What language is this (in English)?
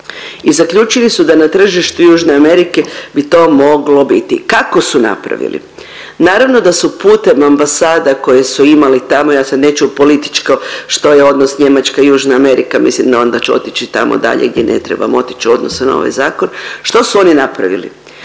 Croatian